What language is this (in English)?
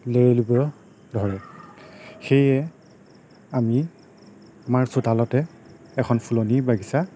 Assamese